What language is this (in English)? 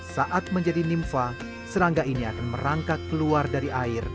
Indonesian